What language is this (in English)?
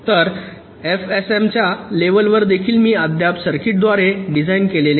Marathi